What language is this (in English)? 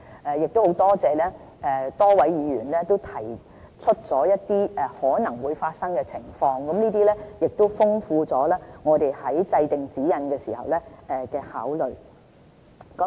Cantonese